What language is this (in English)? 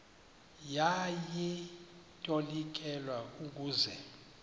Xhosa